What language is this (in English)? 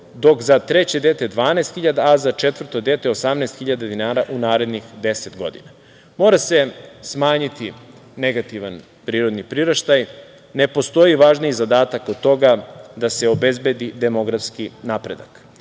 Serbian